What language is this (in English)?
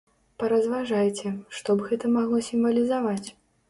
Belarusian